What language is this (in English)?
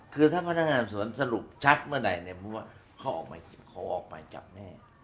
Thai